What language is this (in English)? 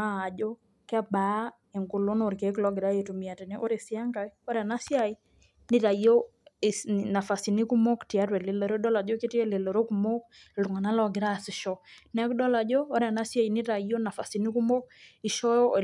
Masai